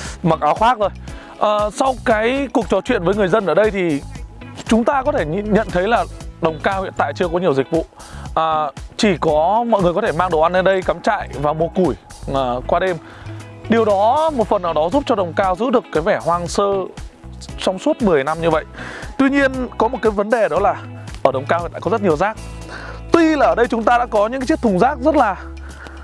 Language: Vietnamese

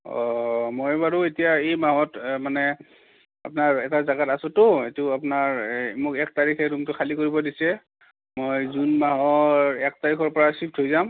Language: Assamese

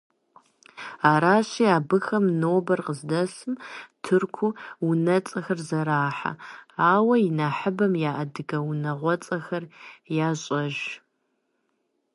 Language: Kabardian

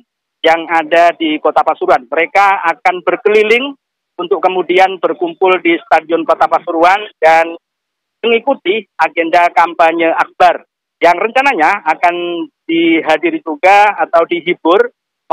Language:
Indonesian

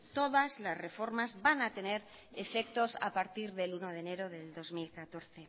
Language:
Spanish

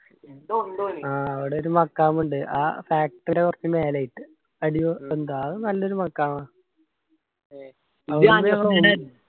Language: Malayalam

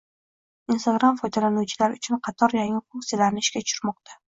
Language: Uzbek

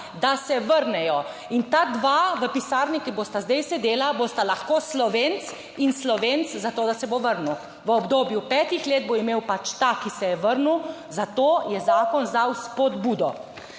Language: Slovenian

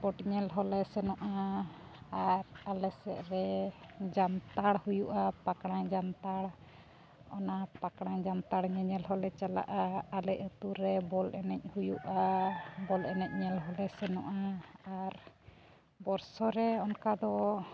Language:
Santali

